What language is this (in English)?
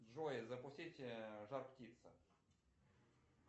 Russian